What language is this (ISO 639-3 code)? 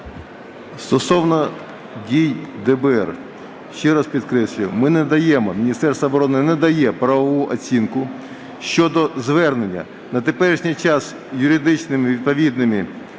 ukr